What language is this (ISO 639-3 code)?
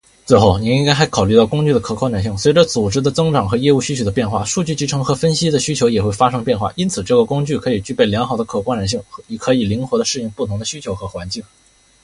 zho